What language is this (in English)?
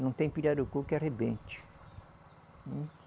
Portuguese